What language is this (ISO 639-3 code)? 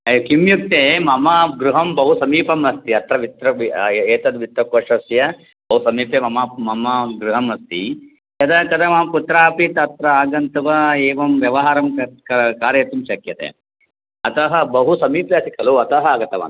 san